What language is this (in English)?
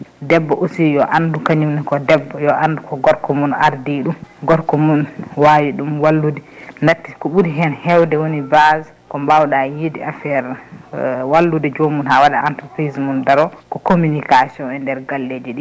Fula